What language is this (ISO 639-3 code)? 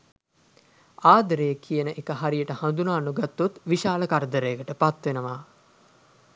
sin